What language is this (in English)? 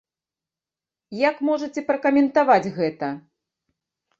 Belarusian